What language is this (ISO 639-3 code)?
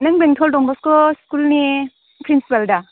brx